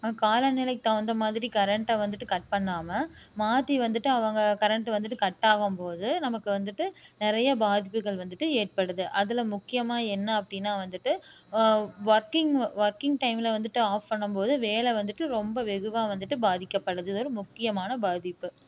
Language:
Tamil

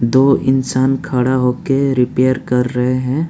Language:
Hindi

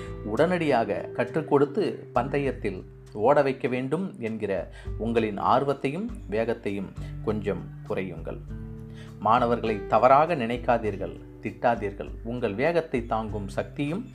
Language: Tamil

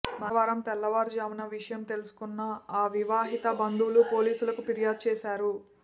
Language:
Telugu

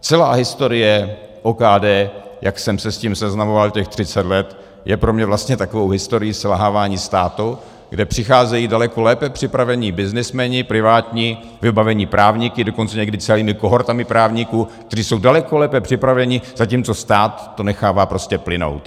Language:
Czech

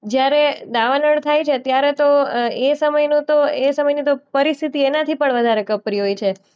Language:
Gujarati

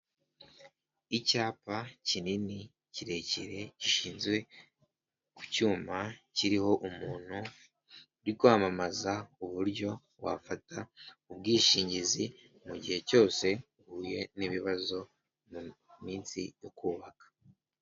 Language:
Kinyarwanda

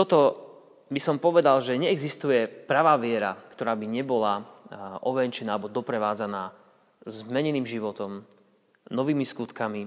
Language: Slovak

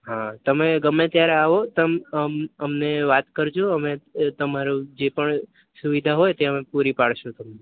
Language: Gujarati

